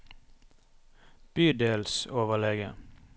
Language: Norwegian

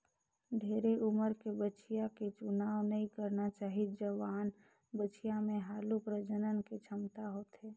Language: Chhattisgarhi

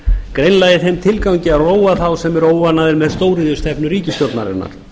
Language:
Icelandic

